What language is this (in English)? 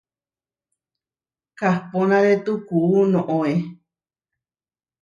Huarijio